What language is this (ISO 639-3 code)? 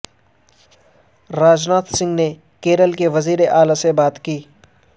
urd